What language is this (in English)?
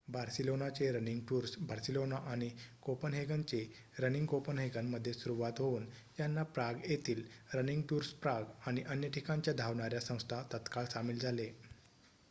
Marathi